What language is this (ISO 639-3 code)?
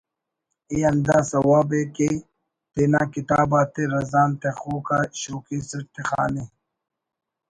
brh